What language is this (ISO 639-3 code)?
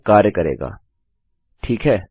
hin